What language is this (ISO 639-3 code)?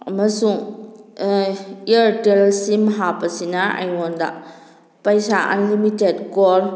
mni